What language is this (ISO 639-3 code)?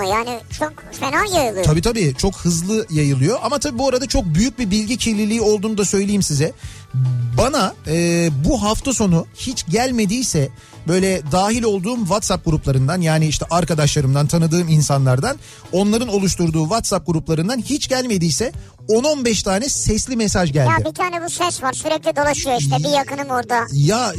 tur